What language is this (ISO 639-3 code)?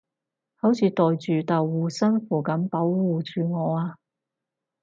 yue